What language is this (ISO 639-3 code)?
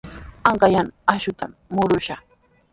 qws